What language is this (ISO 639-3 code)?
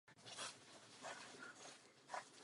ces